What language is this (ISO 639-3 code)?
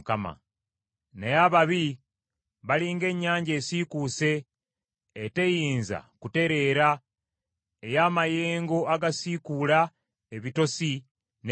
lug